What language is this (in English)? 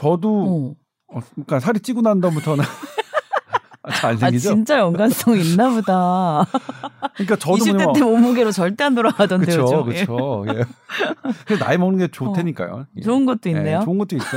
Korean